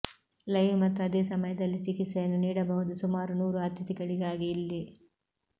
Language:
Kannada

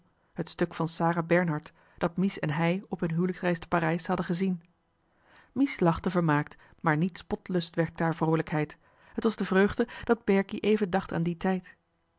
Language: Dutch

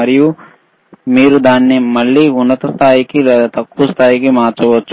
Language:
Telugu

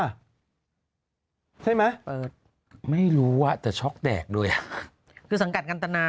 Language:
Thai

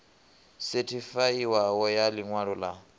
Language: Venda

